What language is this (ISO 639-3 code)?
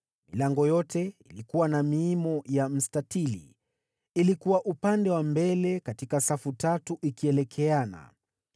swa